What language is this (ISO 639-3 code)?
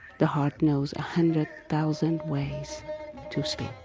eng